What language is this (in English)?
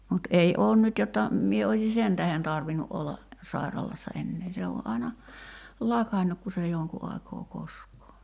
Finnish